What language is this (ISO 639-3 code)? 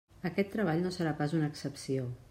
cat